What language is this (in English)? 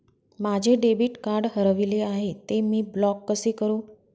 Marathi